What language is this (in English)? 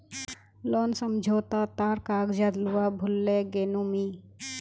Magahi